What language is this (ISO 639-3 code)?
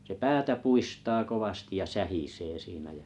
fin